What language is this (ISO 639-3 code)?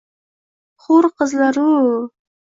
uzb